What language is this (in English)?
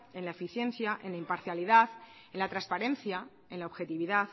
Spanish